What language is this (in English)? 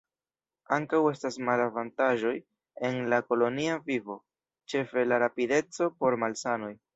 Esperanto